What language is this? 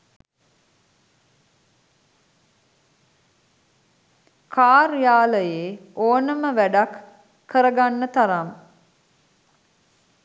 Sinhala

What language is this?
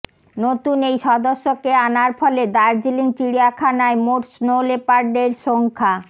Bangla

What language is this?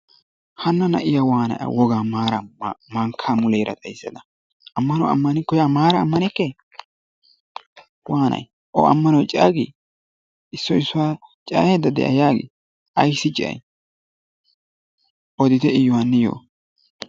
Wolaytta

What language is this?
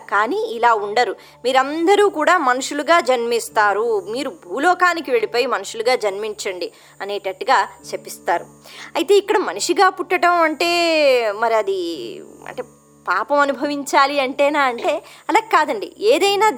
Telugu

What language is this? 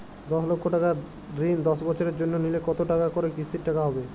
Bangla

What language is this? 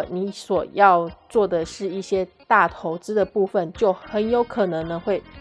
Chinese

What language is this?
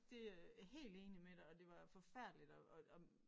Danish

